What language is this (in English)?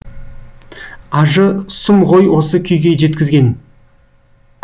Kazakh